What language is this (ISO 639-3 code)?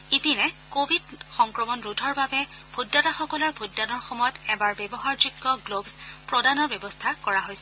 asm